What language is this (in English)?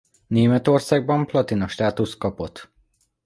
Hungarian